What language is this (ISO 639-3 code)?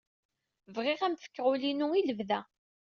kab